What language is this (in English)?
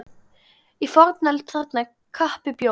Icelandic